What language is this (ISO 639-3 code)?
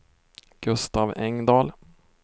swe